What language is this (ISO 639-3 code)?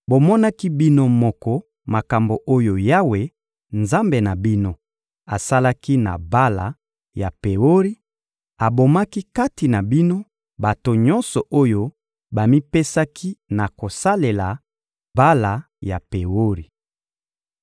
lin